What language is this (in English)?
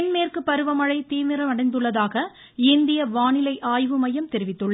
Tamil